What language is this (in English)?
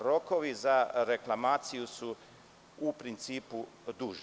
Serbian